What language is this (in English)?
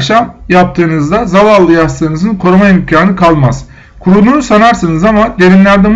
Turkish